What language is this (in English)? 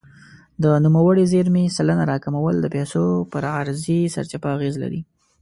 Pashto